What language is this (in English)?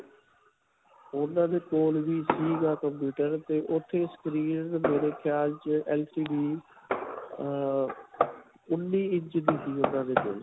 Punjabi